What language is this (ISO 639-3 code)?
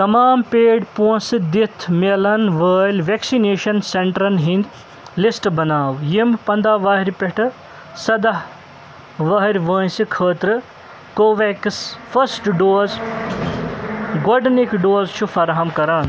kas